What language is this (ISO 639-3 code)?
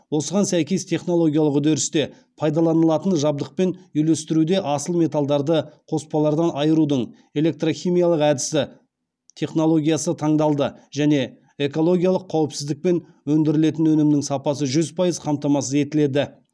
kaz